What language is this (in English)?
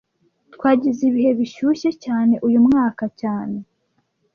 Kinyarwanda